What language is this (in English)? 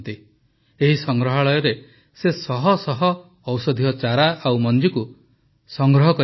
Odia